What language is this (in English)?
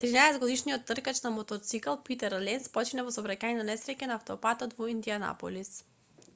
Macedonian